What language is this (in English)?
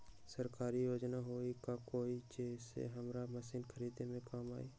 Magahi